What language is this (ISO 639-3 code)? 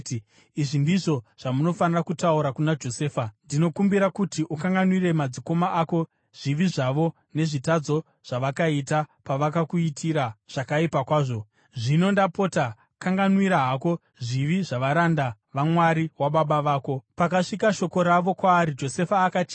sna